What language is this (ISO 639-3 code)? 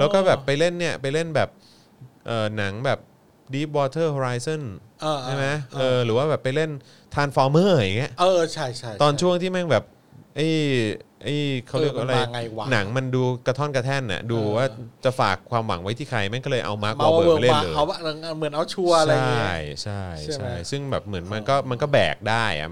tha